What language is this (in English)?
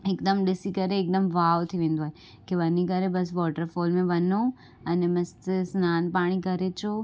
Sindhi